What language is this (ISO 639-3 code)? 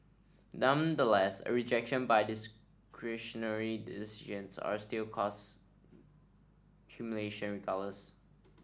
eng